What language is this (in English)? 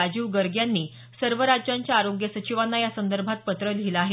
Marathi